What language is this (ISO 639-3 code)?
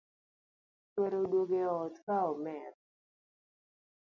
luo